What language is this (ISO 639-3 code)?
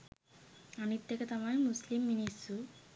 sin